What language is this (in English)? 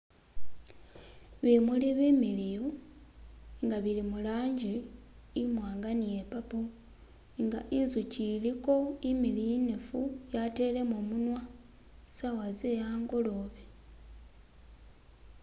Masaaba